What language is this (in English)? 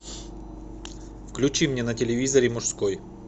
Russian